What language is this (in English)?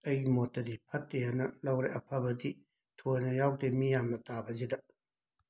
Manipuri